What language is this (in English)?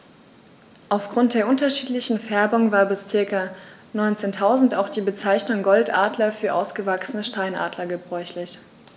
German